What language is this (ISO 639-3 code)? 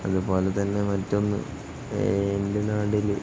mal